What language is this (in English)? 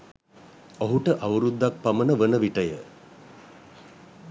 Sinhala